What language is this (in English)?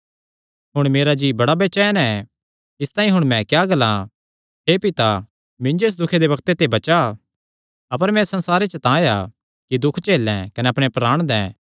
Kangri